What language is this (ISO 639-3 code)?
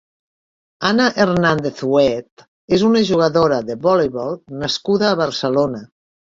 cat